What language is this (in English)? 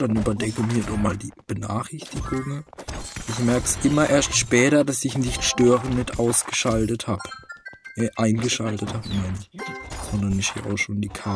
German